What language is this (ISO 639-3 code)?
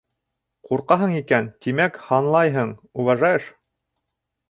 bak